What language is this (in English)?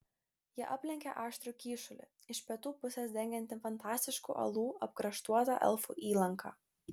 Lithuanian